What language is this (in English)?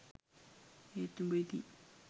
Sinhala